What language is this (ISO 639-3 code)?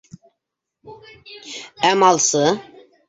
bak